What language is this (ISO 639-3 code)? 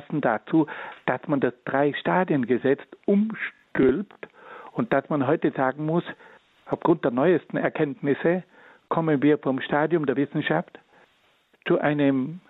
deu